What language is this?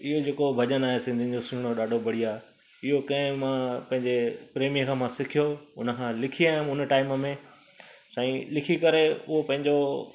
Sindhi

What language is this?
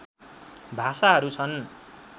Nepali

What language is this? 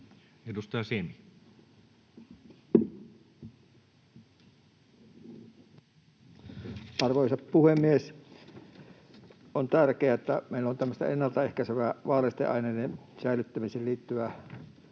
Finnish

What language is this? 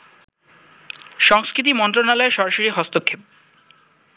Bangla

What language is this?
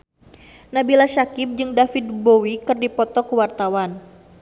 Sundanese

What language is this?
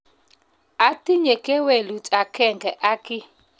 Kalenjin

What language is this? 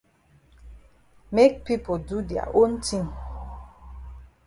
Cameroon Pidgin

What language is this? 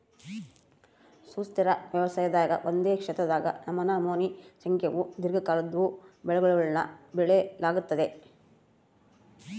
Kannada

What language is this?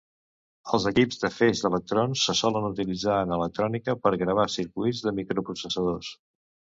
Catalan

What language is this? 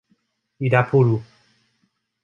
Portuguese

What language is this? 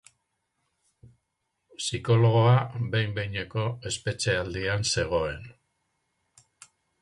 Basque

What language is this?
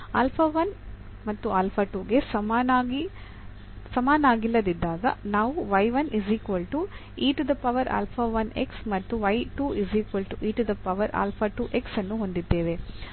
Kannada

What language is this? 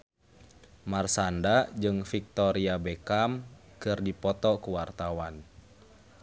Sundanese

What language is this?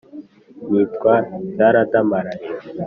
Kinyarwanda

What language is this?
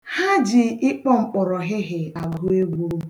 Igbo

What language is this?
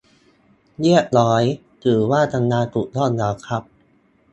Thai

